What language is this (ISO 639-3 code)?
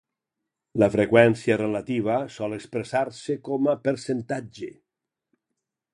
cat